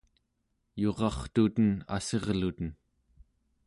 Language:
Central Yupik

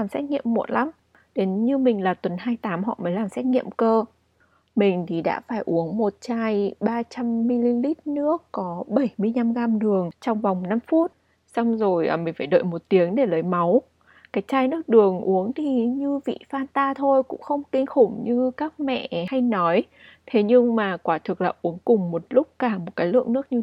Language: Vietnamese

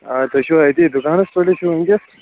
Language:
Kashmiri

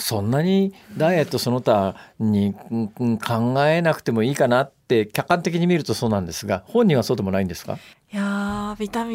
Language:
Japanese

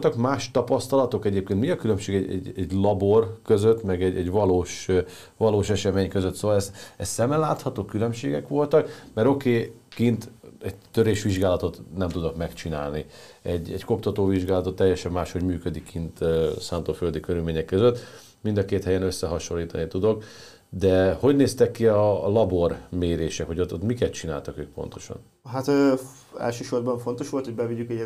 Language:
Hungarian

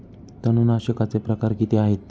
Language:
Marathi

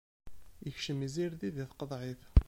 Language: Kabyle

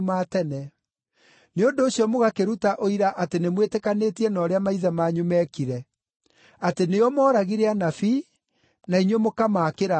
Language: Kikuyu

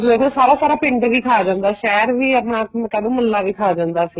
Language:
Punjabi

